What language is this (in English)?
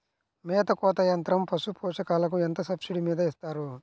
Telugu